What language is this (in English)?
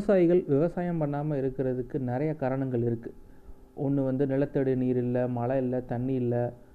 Tamil